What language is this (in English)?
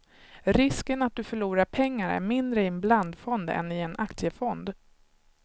Swedish